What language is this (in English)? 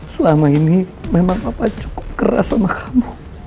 Indonesian